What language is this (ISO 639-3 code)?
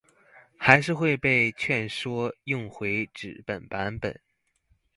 zho